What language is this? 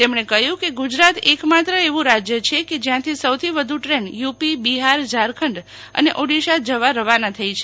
Gujarati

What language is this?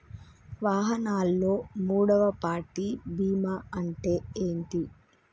Telugu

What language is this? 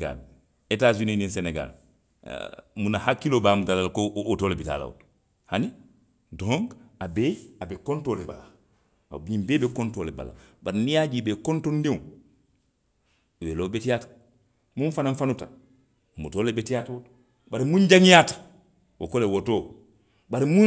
Western Maninkakan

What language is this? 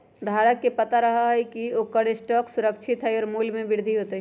Magahi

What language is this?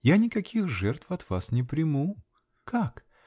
Russian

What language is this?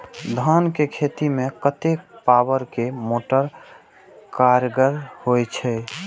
Maithili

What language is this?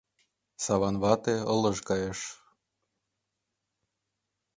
Mari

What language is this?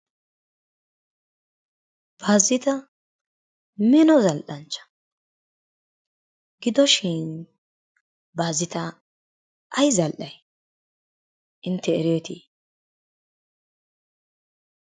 Wolaytta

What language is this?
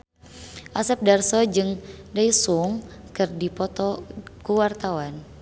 Sundanese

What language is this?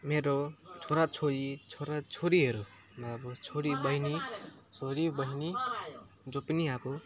Nepali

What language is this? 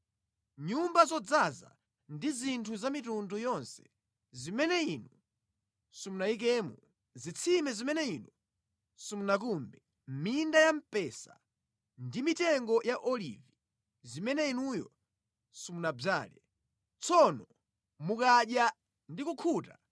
Nyanja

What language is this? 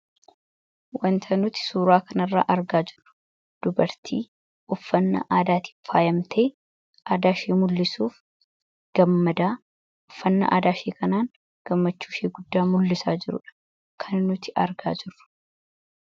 Oromo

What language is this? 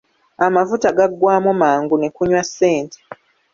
Ganda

